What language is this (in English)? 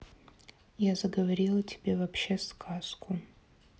Russian